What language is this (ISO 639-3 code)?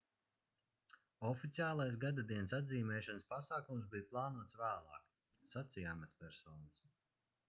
lav